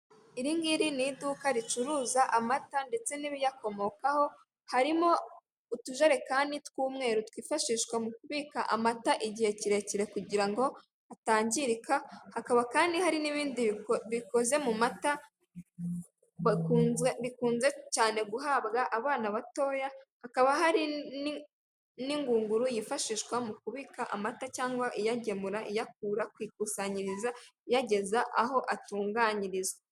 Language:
Kinyarwanda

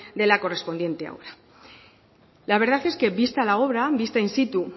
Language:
Spanish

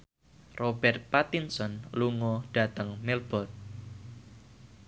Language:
Javanese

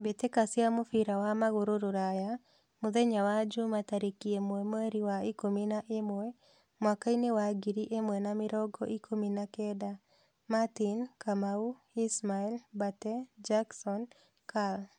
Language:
Kikuyu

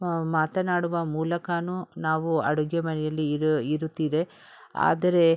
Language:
Kannada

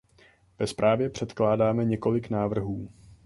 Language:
Czech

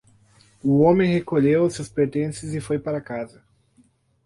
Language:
Portuguese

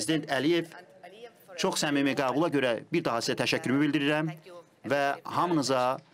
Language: Turkish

